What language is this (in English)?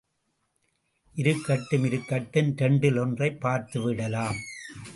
Tamil